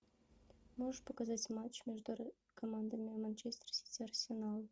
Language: Russian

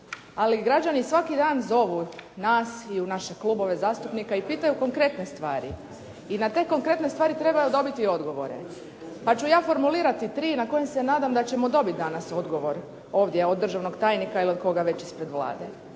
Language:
Croatian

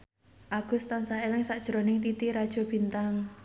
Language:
Javanese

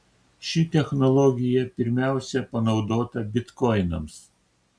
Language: Lithuanian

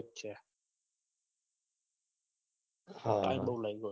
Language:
Gujarati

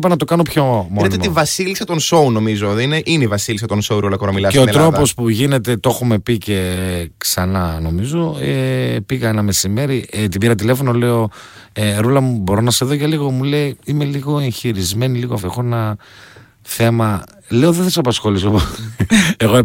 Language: Greek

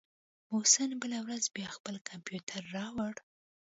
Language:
Pashto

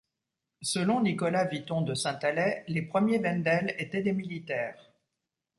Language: French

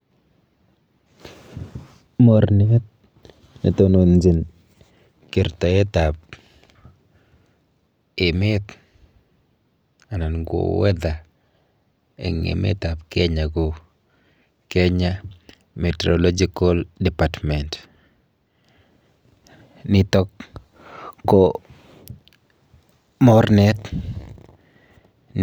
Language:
Kalenjin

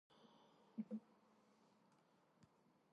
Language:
Georgian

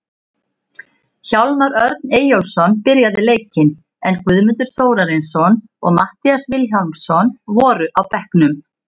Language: Icelandic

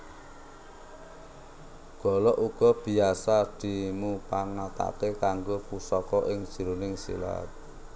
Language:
Javanese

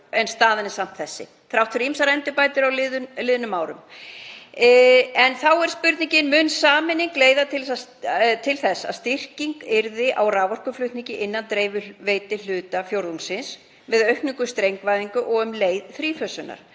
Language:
Icelandic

